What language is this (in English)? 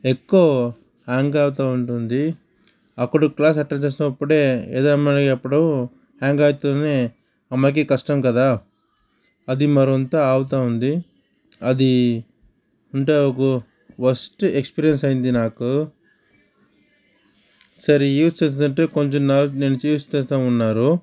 Telugu